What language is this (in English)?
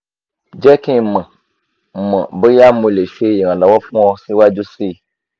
Yoruba